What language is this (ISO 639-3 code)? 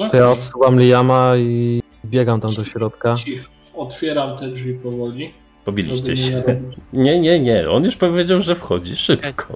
pol